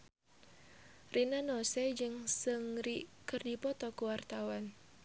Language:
Sundanese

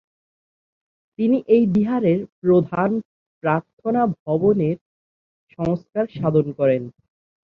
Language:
Bangla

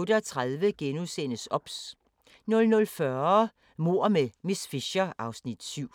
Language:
Danish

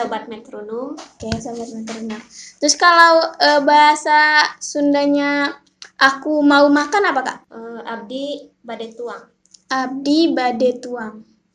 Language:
Indonesian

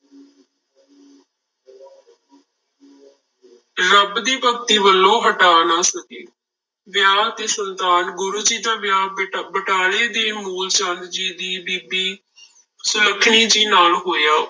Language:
Punjabi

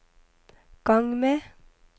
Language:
Norwegian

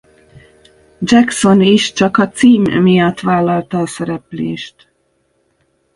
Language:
Hungarian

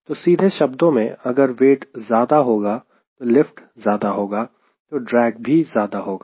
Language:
Hindi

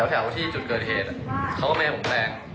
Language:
Thai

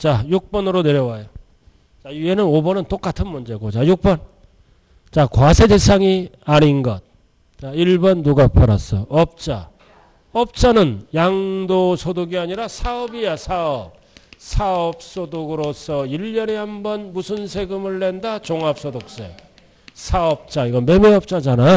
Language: Korean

